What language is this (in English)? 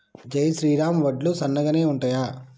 Telugu